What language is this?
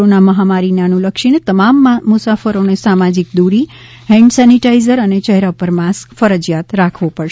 Gujarati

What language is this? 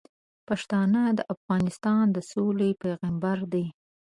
Pashto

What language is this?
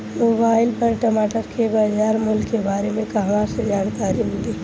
Bhojpuri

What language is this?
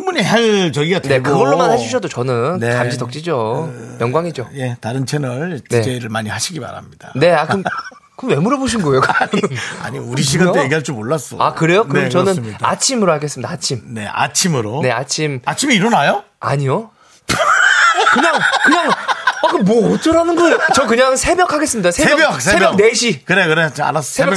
Korean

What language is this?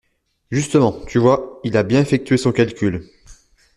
French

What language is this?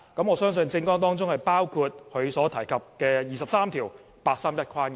Cantonese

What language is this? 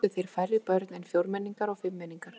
Icelandic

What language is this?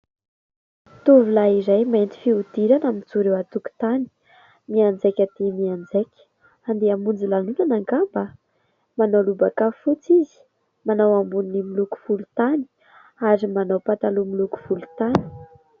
Malagasy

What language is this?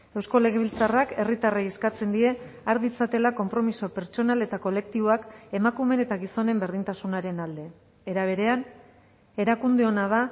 Basque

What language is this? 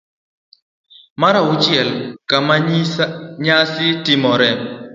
Luo (Kenya and Tanzania)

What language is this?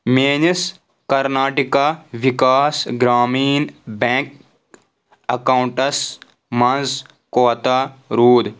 Kashmiri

